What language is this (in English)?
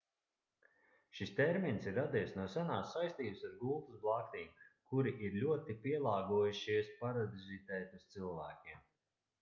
Latvian